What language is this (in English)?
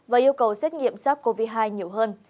Vietnamese